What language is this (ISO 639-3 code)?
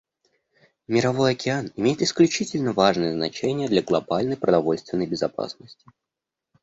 rus